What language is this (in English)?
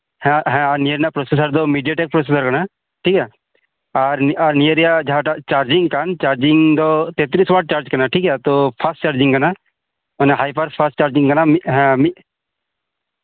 Santali